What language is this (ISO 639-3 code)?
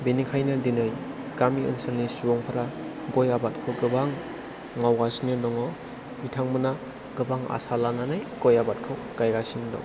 brx